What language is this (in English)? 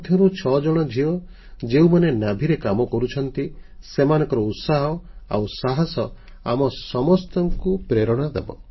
Odia